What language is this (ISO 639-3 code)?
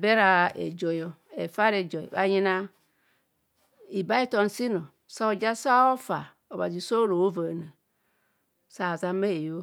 bcs